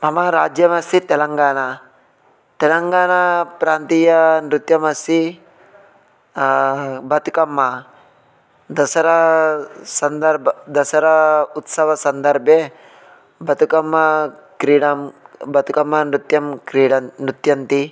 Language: Sanskrit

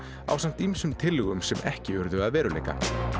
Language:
Icelandic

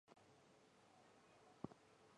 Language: Chinese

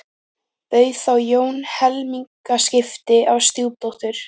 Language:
Icelandic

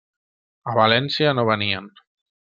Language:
Catalan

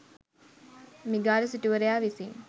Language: Sinhala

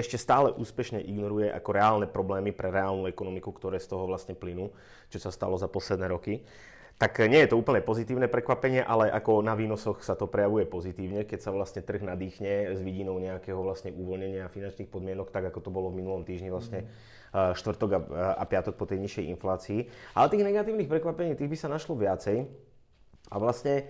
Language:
Czech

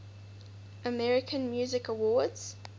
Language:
English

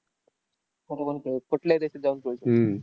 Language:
Marathi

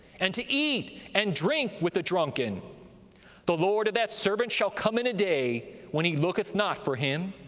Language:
English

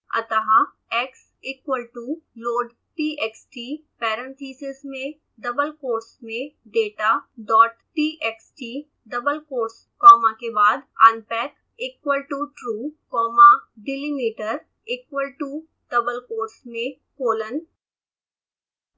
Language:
Hindi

